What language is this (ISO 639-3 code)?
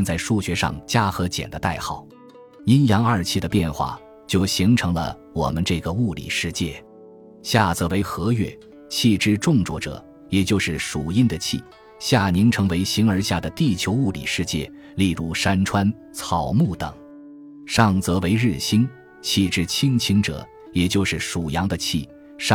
zho